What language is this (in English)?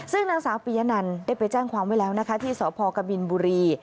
Thai